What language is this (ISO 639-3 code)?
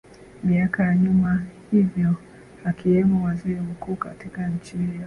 swa